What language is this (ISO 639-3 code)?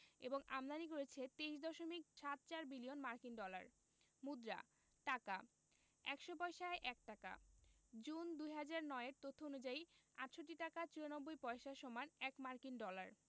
ben